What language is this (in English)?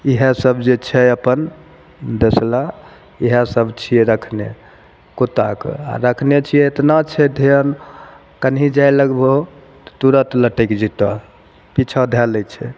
Maithili